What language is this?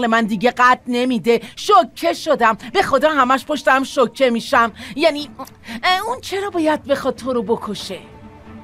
Persian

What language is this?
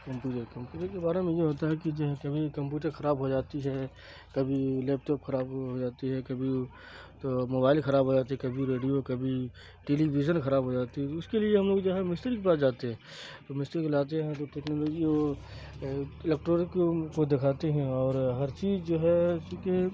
Urdu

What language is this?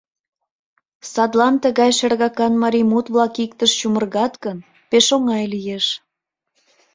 Mari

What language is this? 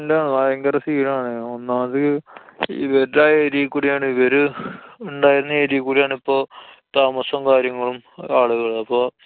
Malayalam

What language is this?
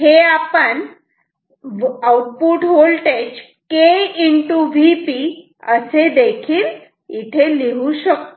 Marathi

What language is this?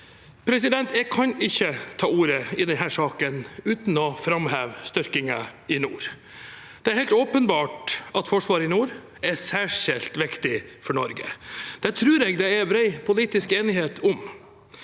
Norwegian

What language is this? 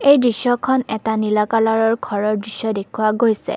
Assamese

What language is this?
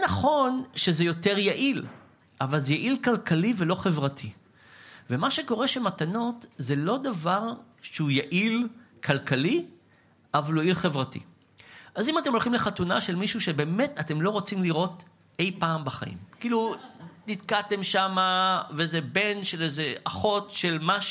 Hebrew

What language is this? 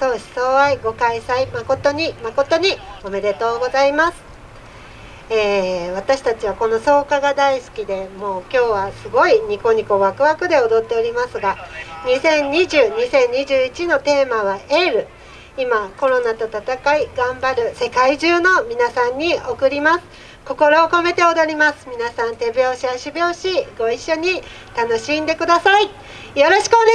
Japanese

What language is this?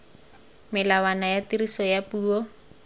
Tswana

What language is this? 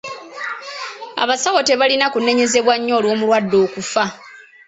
Ganda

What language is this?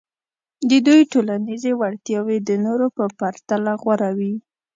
Pashto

